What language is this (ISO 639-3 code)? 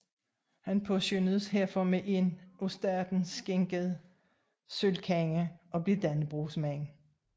dan